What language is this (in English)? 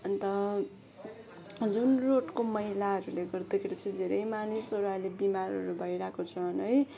Nepali